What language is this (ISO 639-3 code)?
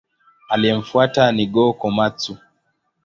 swa